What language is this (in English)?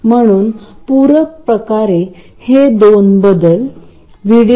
Marathi